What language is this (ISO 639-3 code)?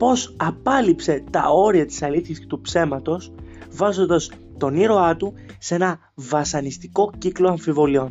ell